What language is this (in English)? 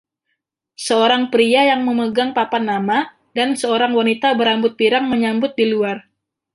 Indonesian